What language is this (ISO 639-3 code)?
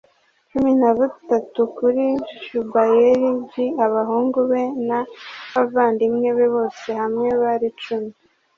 kin